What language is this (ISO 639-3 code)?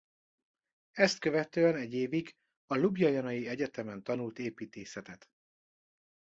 hun